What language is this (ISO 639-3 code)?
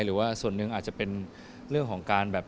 tha